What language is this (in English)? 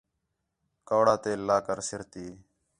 Khetrani